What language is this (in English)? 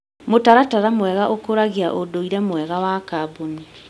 Kikuyu